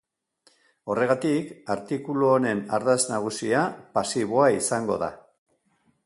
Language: Basque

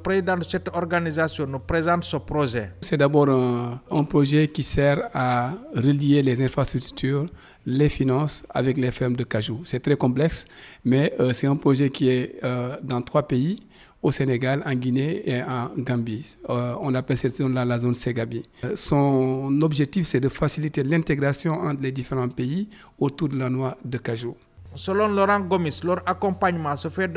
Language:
French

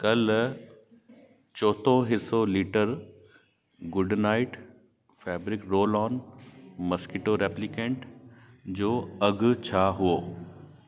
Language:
Sindhi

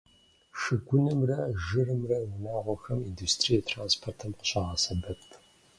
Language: Kabardian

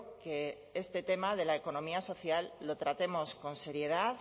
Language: Spanish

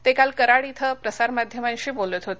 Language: Marathi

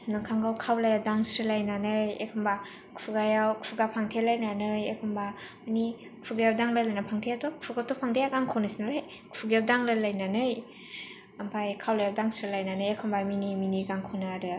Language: Bodo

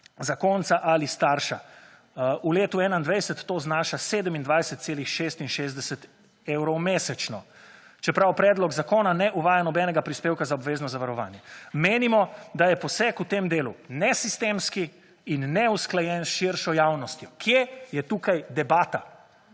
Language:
Slovenian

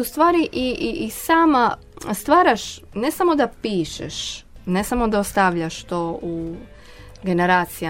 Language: Croatian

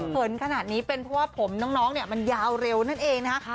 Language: Thai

